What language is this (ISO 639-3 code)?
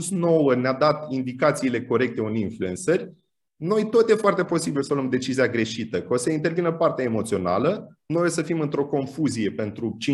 ron